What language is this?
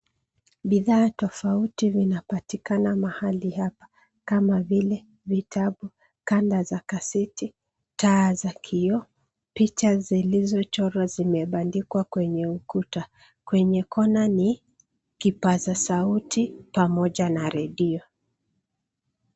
Swahili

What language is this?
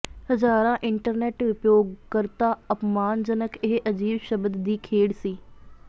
Punjabi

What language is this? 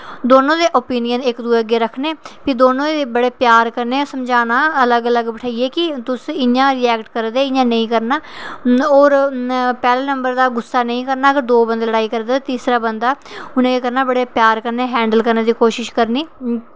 Dogri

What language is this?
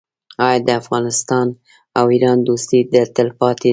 Pashto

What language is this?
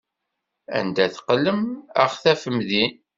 Kabyle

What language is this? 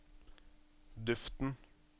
Norwegian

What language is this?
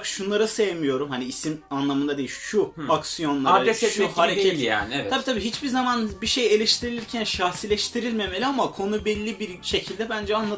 Turkish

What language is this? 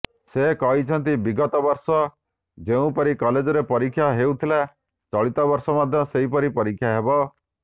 Odia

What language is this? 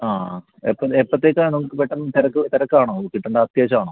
Malayalam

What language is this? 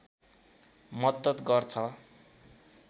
Nepali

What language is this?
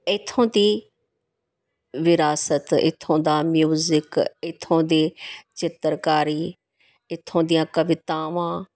Punjabi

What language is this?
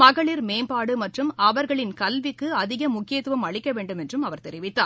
Tamil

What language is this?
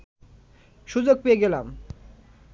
Bangla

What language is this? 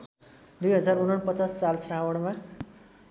Nepali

